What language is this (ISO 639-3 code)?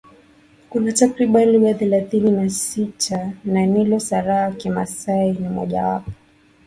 swa